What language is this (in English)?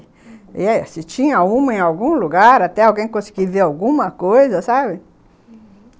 Portuguese